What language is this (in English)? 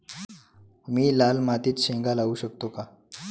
Marathi